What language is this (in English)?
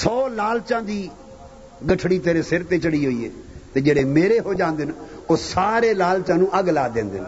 Urdu